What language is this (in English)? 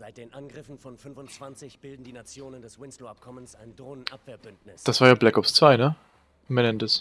German